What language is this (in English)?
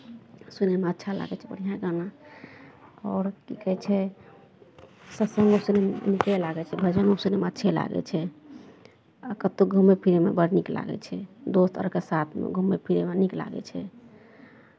Maithili